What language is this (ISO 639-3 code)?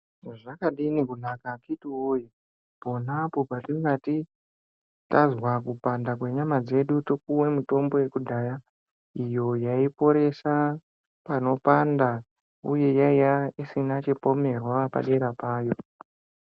ndc